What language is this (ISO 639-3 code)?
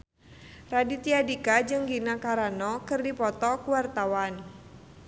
sun